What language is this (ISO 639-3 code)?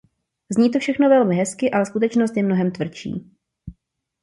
ces